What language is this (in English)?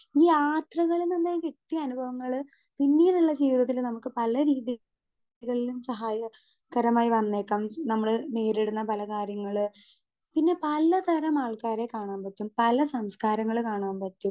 Malayalam